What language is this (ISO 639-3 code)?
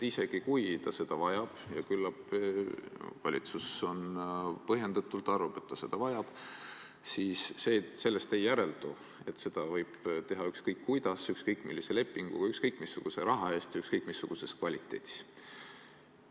est